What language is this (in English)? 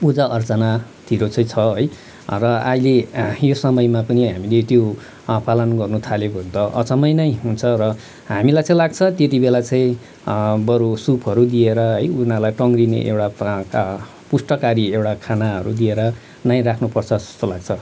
Nepali